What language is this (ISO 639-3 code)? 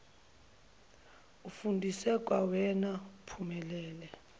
zul